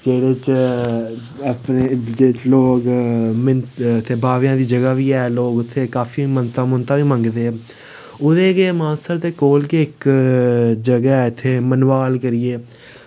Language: Dogri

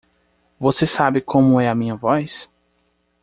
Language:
Portuguese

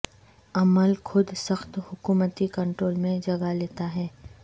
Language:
Urdu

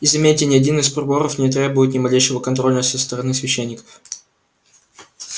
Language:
Russian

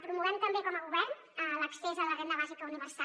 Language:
Catalan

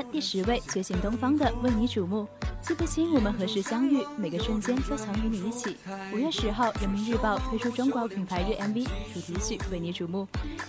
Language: Chinese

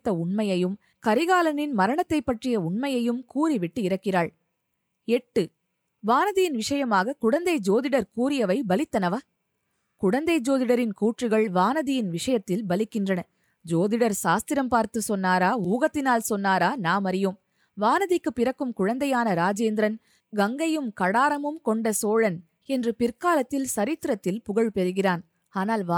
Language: Tamil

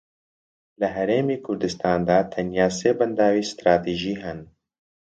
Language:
Central Kurdish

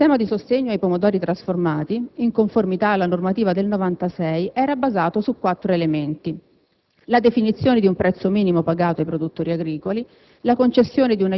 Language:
Italian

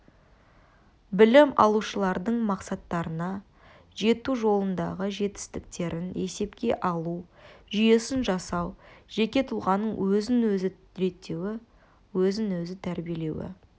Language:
Kazakh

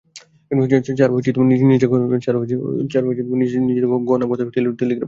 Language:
Bangla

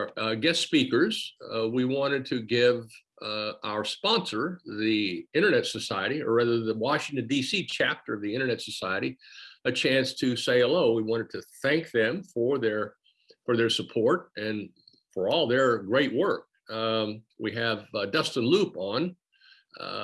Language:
English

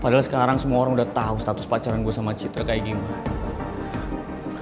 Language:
Indonesian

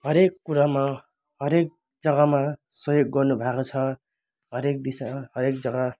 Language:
Nepali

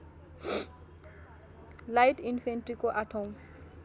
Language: Nepali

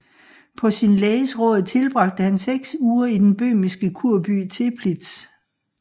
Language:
Danish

